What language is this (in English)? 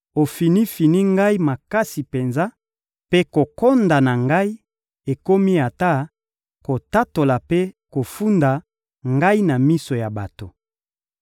Lingala